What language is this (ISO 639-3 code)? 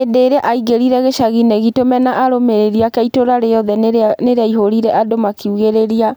kik